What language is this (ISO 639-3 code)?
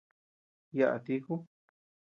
cux